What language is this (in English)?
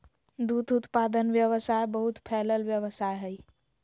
Magahi